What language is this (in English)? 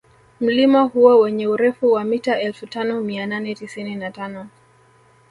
Swahili